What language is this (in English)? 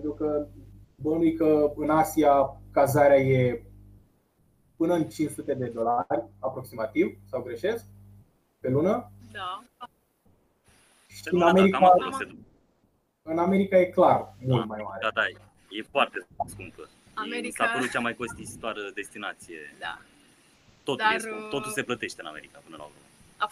Romanian